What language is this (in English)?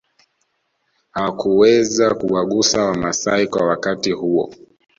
Swahili